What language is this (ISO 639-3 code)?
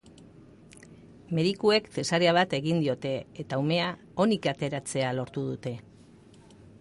eus